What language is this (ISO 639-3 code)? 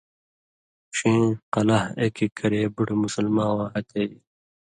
mvy